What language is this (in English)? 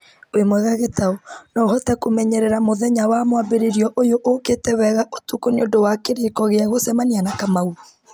Kikuyu